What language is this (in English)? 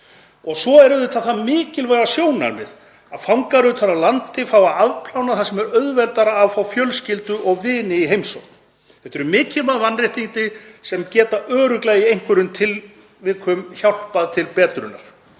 Icelandic